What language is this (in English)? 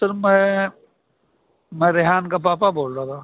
Urdu